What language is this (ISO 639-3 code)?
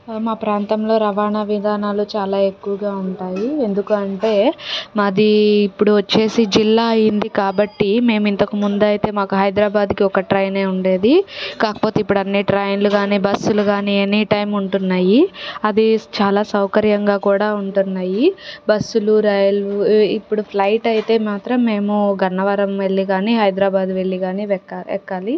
tel